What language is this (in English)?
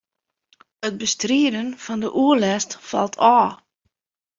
Western Frisian